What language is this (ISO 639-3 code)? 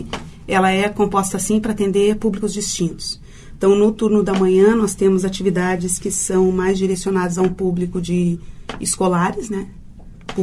por